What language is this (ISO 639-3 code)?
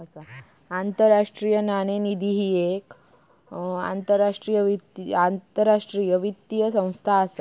mar